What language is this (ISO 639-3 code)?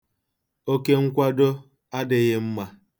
ibo